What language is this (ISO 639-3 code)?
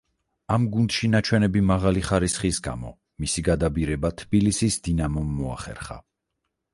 kat